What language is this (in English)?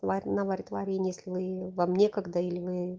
Russian